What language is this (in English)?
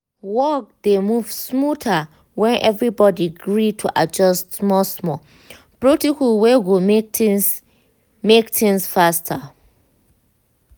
Nigerian Pidgin